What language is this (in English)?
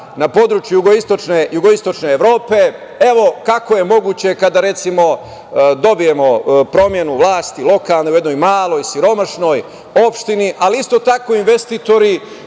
Serbian